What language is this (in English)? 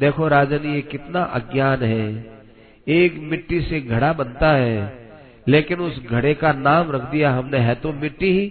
Hindi